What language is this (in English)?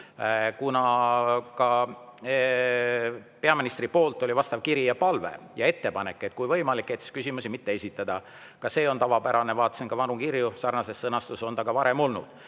Estonian